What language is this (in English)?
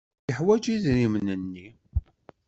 Kabyle